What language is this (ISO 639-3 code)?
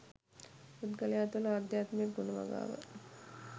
sin